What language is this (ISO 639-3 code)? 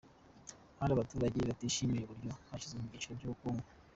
kin